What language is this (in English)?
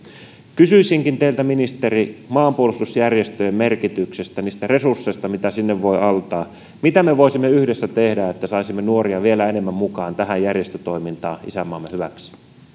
Finnish